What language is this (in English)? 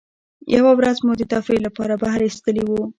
Pashto